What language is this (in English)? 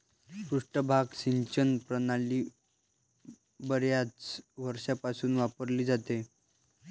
Marathi